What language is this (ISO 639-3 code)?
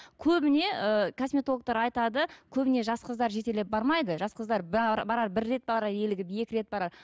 kaz